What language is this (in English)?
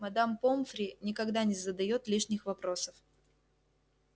Russian